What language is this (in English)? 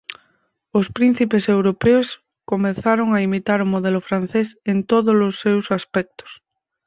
Galician